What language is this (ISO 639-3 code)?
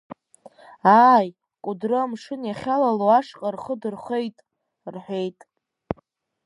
abk